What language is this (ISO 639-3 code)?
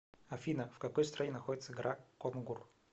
rus